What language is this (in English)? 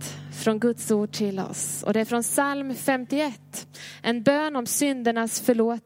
Swedish